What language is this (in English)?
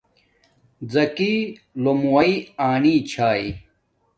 Domaaki